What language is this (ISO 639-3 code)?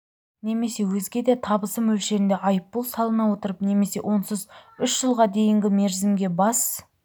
kaz